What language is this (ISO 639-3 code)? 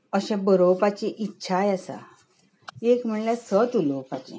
kok